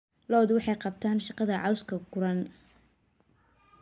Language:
Somali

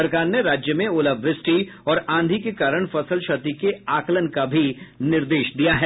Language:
Hindi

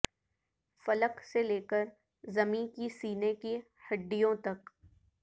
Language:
Urdu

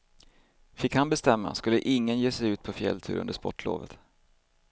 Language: Swedish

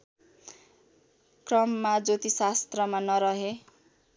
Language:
Nepali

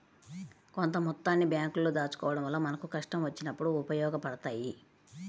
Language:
Telugu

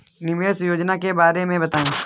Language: Hindi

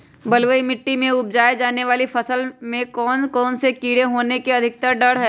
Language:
Magahi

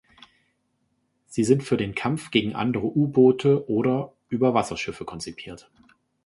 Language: German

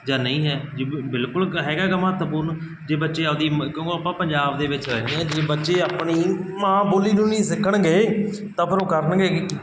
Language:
Punjabi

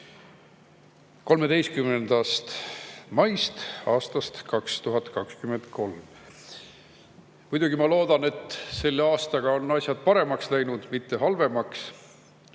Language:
Estonian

